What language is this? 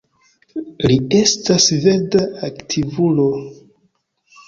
Esperanto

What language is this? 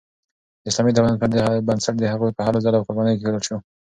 Pashto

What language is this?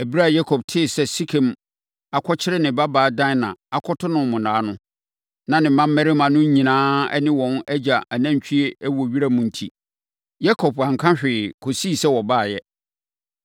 Akan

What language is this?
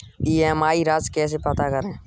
Hindi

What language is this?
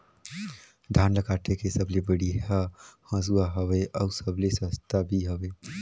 Chhattisgarhi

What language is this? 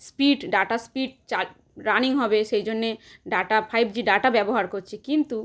Bangla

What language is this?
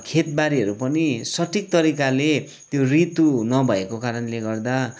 Nepali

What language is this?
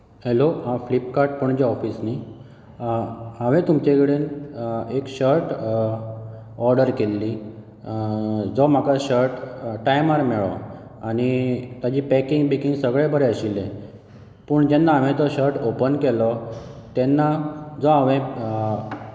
Konkani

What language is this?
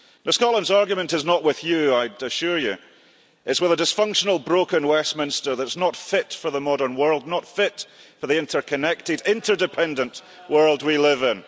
English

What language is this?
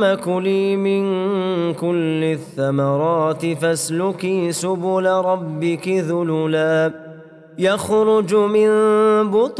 Arabic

